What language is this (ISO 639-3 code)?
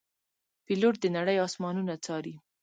pus